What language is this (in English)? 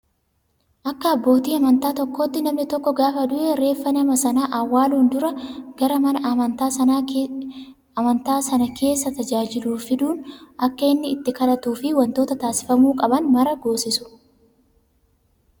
Oromo